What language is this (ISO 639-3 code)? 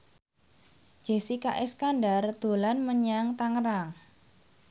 jav